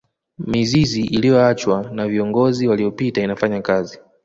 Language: Swahili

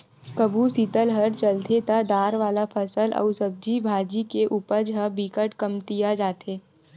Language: Chhattisgarhi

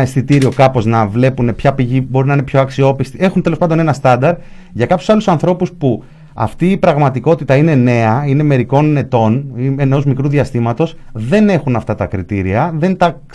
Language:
Greek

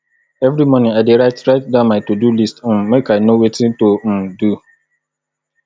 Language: Nigerian Pidgin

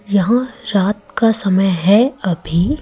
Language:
Hindi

